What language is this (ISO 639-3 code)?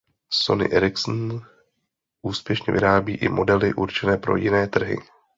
ces